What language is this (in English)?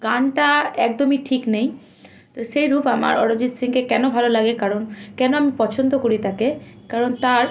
Bangla